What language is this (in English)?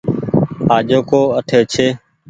Goaria